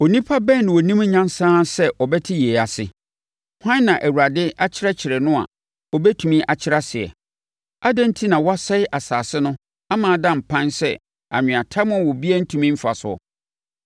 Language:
Akan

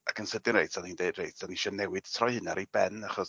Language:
Welsh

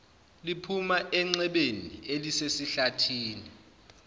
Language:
Zulu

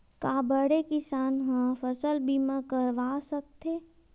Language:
Chhattisgarhi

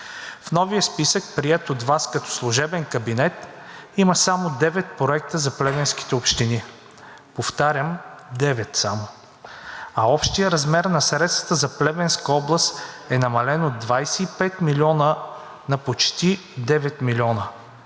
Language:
Bulgarian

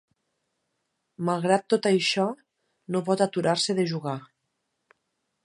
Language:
Catalan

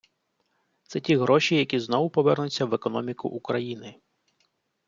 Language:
Ukrainian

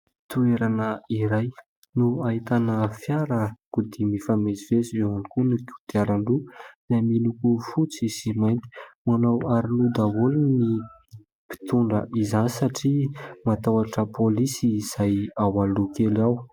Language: Malagasy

